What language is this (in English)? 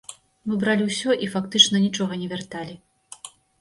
Belarusian